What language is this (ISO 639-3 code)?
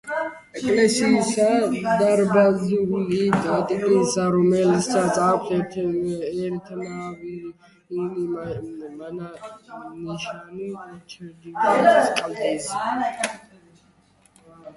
kat